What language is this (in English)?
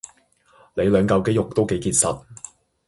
Cantonese